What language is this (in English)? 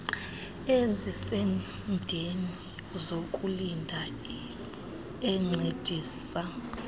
Xhosa